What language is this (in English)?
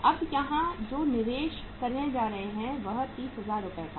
Hindi